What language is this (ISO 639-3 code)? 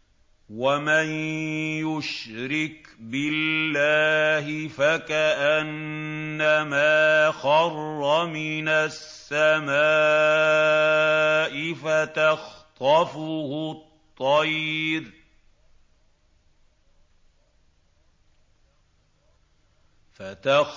ara